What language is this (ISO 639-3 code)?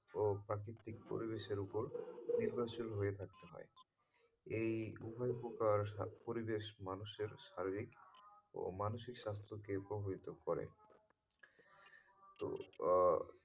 ben